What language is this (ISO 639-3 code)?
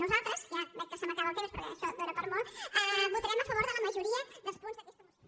cat